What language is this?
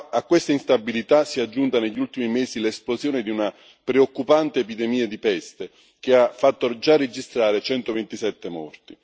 Italian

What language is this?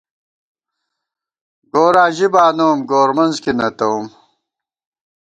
Gawar-Bati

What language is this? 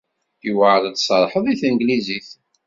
Kabyle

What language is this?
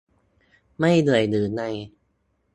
Thai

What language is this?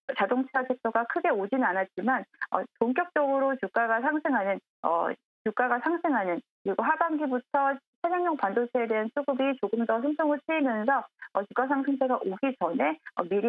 Korean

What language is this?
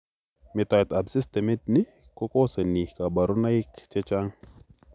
Kalenjin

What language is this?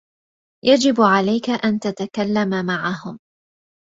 Arabic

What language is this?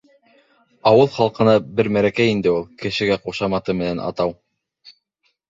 Bashkir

